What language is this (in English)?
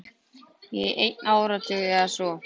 Icelandic